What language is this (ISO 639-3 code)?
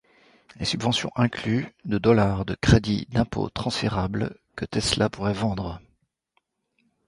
fra